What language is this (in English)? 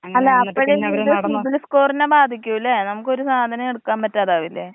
Malayalam